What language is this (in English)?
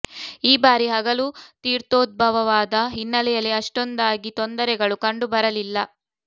Kannada